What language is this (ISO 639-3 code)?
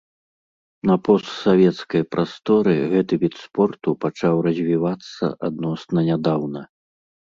bel